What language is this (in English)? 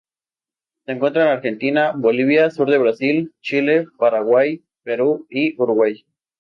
Spanish